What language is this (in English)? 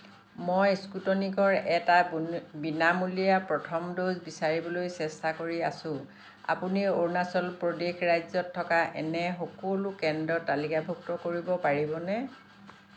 Assamese